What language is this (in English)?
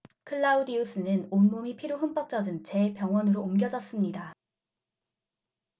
Korean